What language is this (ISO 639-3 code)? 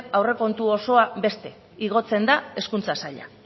eus